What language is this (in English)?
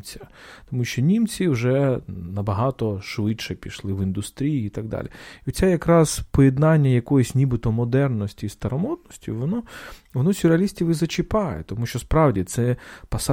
Ukrainian